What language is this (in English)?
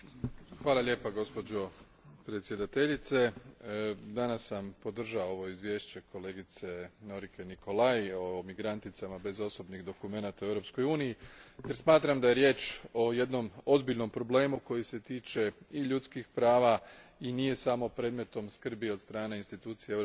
Croatian